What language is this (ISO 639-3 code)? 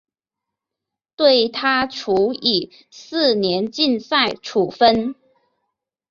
zho